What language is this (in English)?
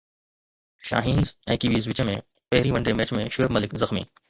Sindhi